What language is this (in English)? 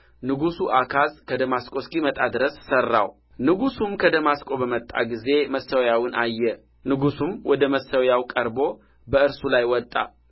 Amharic